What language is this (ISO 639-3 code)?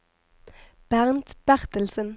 nor